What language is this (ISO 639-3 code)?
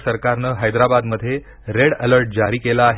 mar